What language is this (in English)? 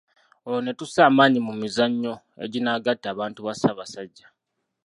Ganda